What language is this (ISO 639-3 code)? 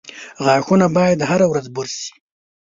pus